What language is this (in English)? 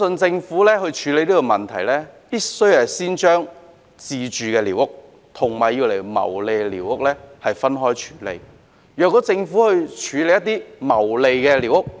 Cantonese